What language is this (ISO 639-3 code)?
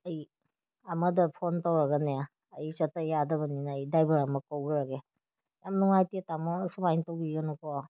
mni